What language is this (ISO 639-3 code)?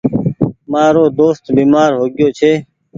gig